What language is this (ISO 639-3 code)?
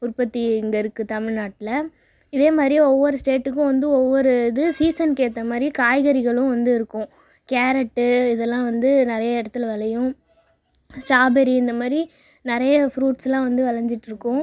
tam